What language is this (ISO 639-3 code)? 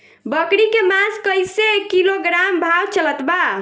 bho